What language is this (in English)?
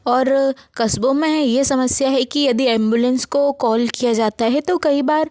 Hindi